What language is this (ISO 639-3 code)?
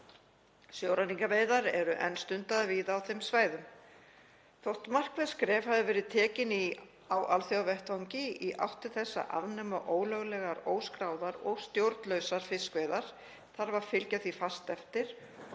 isl